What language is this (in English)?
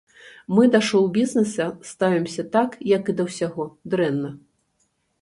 Belarusian